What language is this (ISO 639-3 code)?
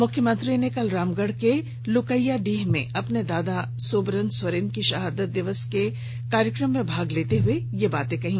hin